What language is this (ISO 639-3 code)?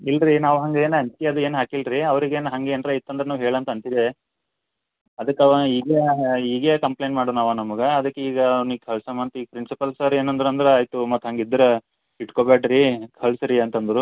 kan